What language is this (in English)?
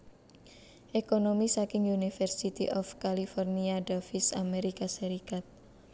Javanese